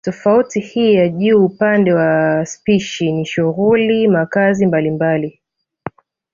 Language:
Swahili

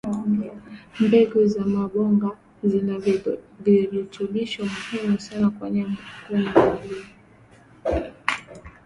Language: Swahili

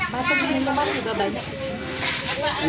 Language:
Indonesian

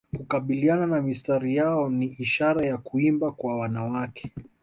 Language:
Swahili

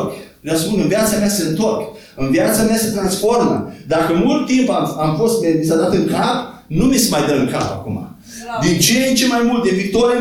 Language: Romanian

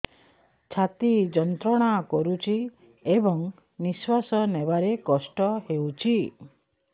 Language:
Odia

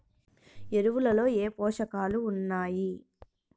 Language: Telugu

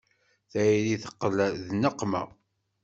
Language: Kabyle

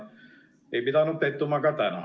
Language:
Estonian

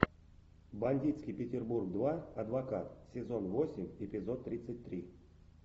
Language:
Russian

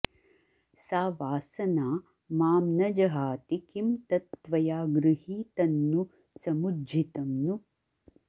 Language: Sanskrit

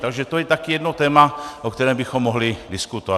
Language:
Czech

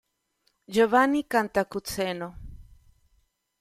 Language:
Italian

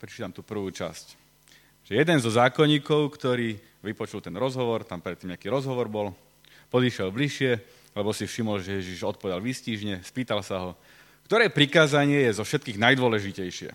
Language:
Slovak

